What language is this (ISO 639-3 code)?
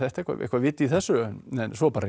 isl